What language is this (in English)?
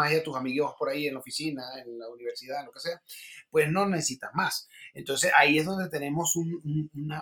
Spanish